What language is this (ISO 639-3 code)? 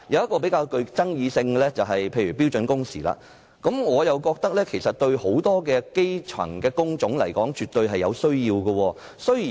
yue